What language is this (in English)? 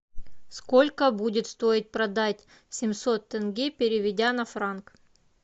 Russian